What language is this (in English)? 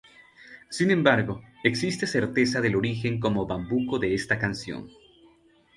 Spanish